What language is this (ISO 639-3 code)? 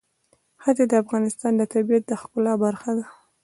pus